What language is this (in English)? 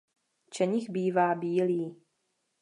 Czech